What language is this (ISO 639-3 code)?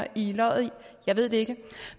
dan